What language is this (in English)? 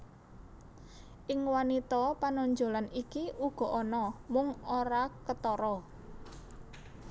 Javanese